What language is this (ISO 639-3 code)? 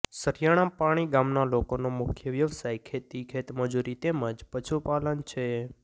guj